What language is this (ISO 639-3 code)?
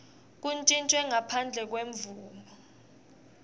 ssw